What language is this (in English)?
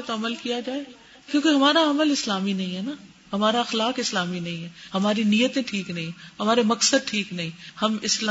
Urdu